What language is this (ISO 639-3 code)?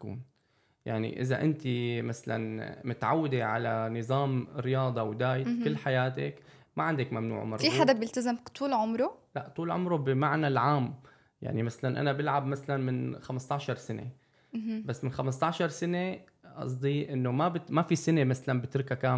ara